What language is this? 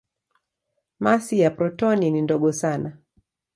Swahili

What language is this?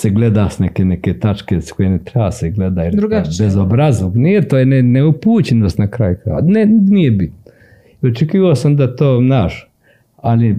Croatian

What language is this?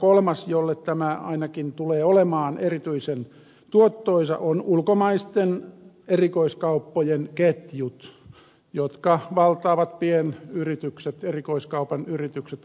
Finnish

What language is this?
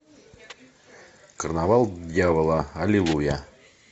Russian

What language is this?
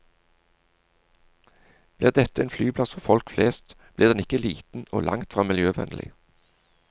Norwegian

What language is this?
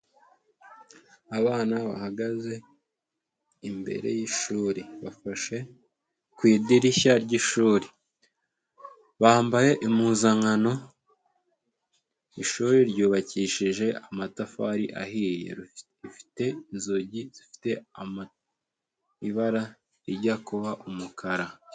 Kinyarwanda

